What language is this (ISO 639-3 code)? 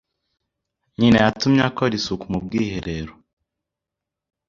kin